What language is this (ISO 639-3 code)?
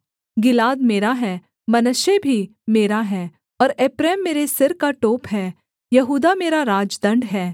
hin